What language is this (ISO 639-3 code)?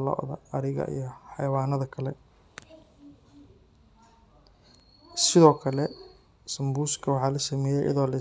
som